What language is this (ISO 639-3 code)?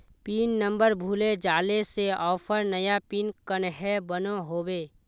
mag